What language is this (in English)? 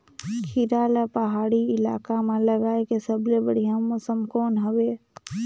Chhattisgarhi